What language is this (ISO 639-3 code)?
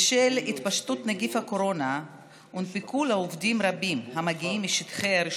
heb